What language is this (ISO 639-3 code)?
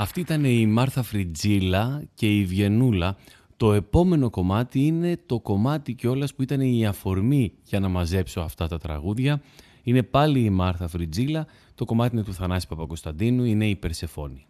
ell